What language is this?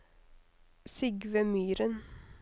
Norwegian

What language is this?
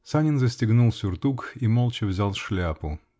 Russian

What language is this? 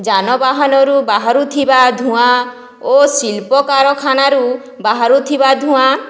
Odia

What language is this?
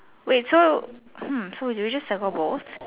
English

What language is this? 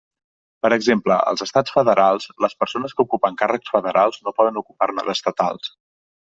Catalan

